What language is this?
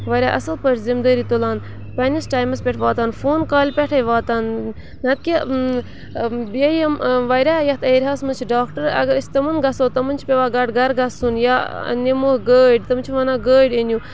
Kashmiri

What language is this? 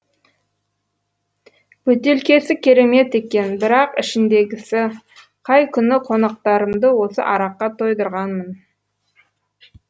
Kazakh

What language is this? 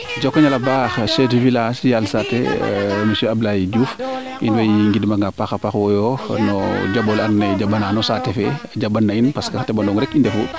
Serer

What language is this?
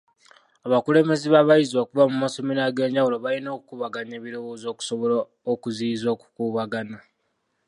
Ganda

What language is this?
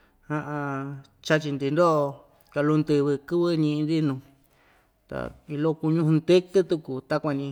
Ixtayutla Mixtec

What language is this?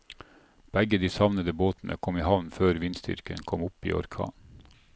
Norwegian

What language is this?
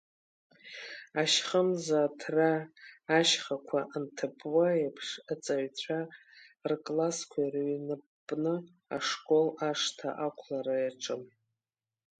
Abkhazian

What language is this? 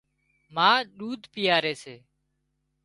Wadiyara Koli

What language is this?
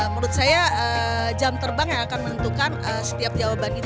Indonesian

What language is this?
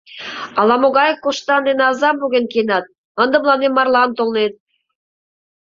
Mari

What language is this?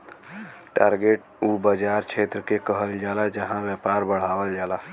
Bhojpuri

